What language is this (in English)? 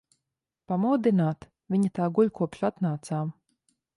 Latvian